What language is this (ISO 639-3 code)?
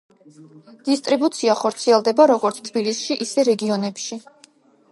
kat